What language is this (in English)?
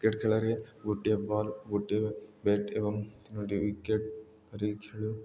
Odia